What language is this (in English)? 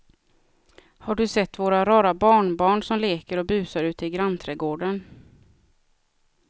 Swedish